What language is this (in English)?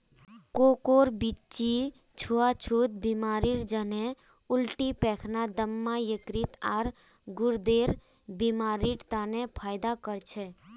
Magahi